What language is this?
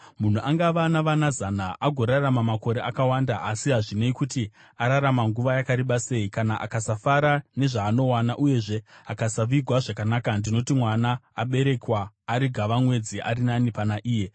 Shona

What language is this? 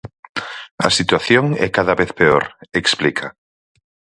Galician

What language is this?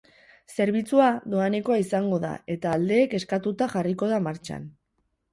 Basque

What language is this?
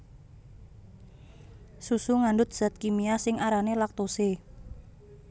Javanese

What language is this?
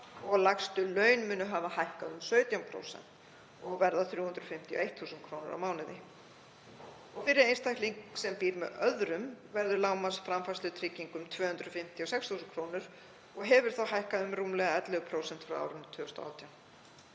Icelandic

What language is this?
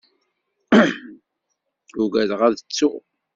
Kabyle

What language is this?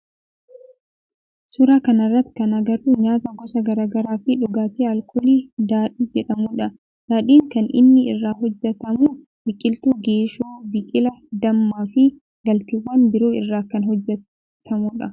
Oromo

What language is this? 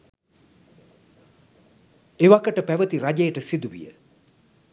Sinhala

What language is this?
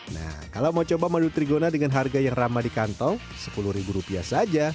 Indonesian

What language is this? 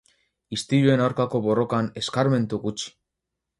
Basque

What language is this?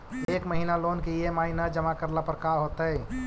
Magahi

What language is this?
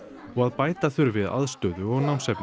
Icelandic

